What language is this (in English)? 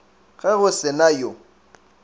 Northern Sotho